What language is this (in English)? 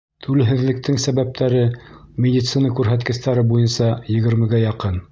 Bashkir